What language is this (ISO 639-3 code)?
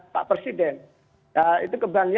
ind